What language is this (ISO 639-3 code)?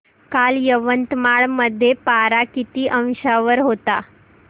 mar